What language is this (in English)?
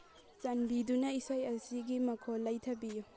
Manipuri